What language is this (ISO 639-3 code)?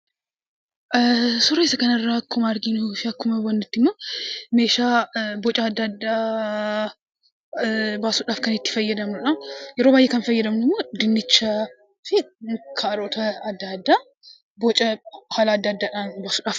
orm